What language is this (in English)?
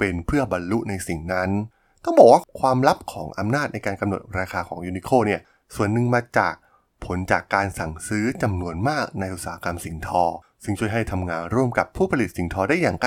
Thai